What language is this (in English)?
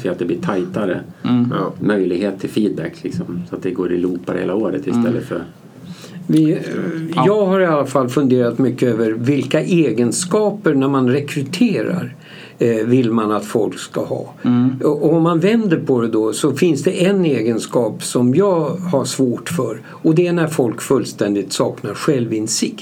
Swedish